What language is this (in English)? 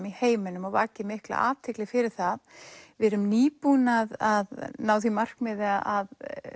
Icelandic